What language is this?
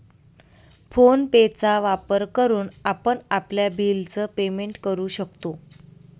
Marathi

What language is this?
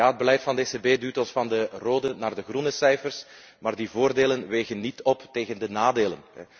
Dutch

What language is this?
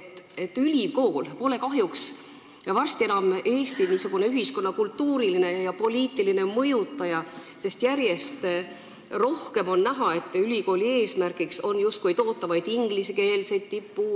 Estonian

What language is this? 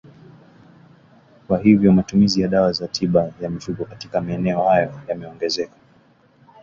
Swahili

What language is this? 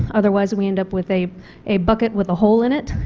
English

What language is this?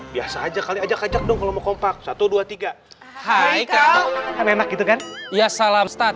Indonesian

